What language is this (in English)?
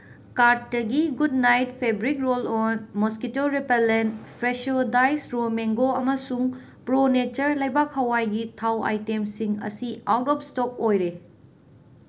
Manipuri